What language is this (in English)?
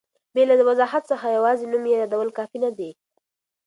Pashto